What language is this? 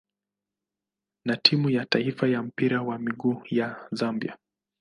Swahili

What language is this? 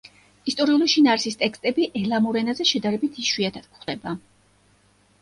Georgian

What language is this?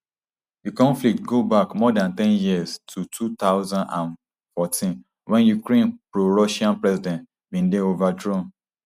Nigerian Pidgin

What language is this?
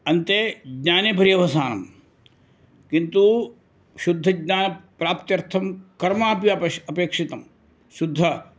Sanskrit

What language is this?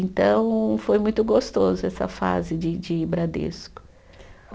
Portuguese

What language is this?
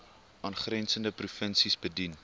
Afrikaans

